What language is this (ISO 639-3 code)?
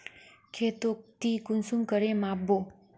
mag